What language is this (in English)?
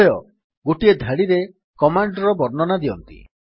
Odia